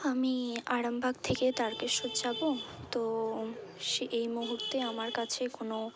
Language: Bangla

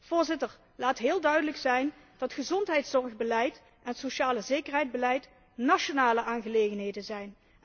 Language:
Dutch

